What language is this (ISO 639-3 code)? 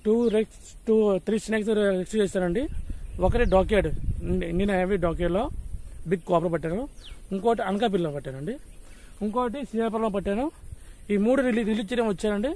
tel